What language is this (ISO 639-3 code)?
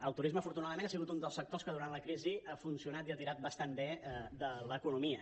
cat